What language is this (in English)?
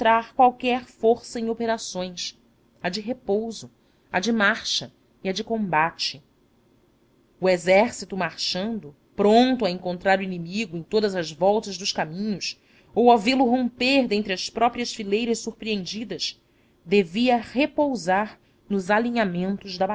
Portuguese